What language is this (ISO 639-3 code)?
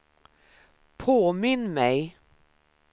swe